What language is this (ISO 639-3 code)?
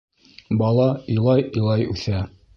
bak